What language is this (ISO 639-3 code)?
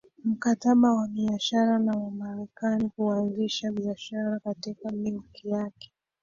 swa